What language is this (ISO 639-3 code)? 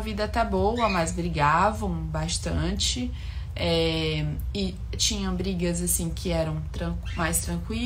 por